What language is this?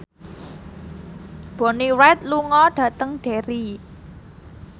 Javanese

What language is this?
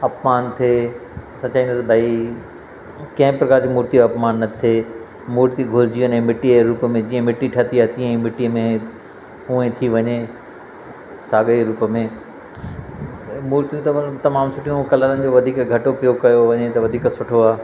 Sindhi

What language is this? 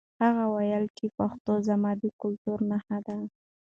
Pashto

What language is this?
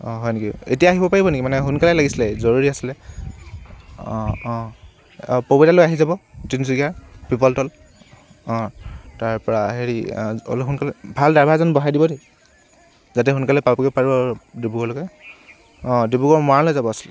Assamese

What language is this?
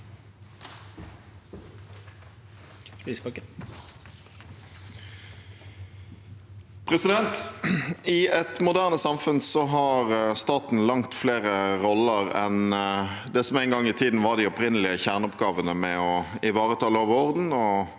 Norwegian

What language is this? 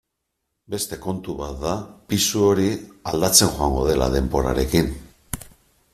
Basque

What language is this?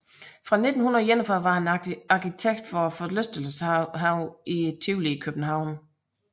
Danish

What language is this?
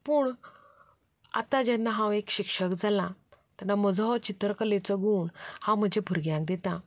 Konkani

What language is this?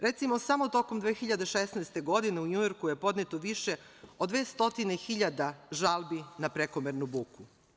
Serbian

